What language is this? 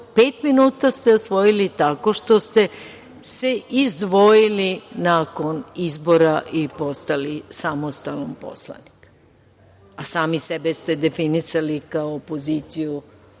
Serbian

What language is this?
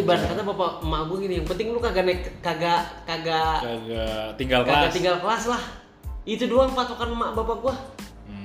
Indonesian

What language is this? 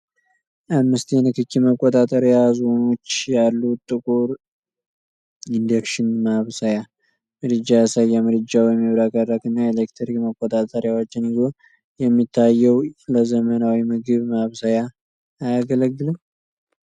Amharic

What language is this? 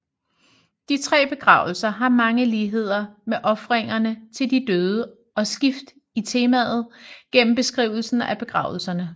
Danish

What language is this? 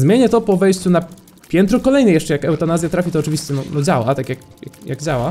Polish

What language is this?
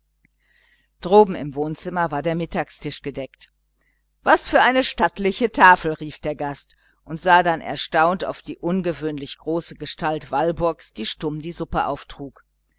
German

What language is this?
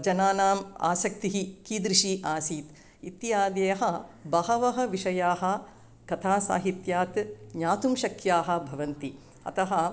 Sanskrit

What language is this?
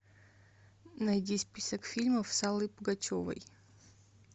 Russian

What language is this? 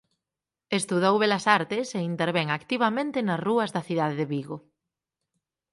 Galician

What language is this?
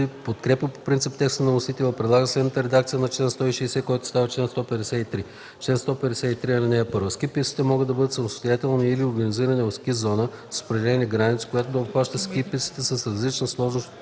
Bulgarian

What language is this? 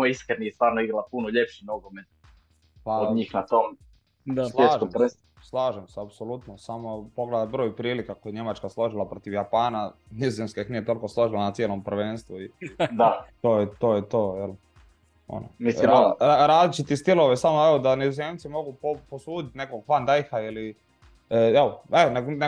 Croatian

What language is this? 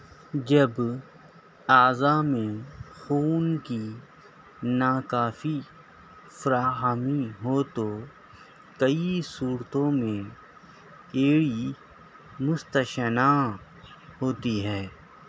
Urdu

